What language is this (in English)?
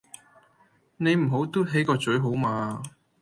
Cantonese